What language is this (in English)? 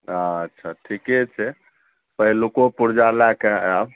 Maithili